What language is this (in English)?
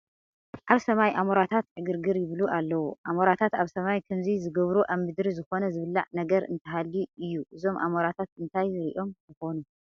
Tigrinya